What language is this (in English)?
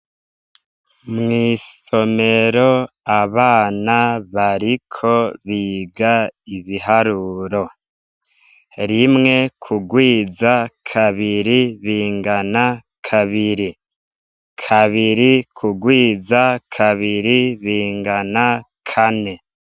Rundi